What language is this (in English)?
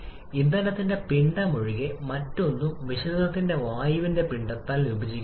Malayalam